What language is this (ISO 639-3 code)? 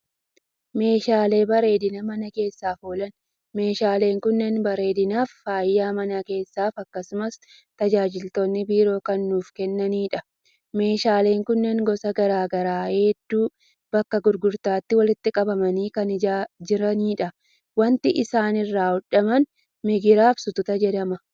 orm